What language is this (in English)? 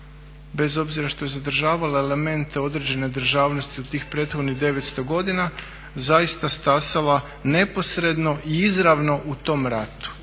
Croatian